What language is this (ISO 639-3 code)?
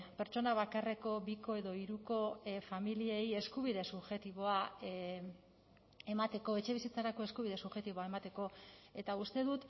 eus